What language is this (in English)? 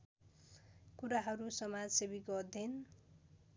Nepali